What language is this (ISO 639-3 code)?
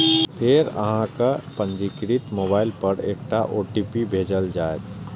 mai